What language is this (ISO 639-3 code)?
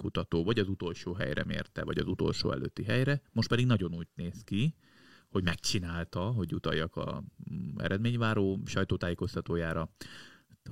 hun